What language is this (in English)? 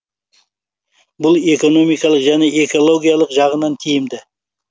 Kazakh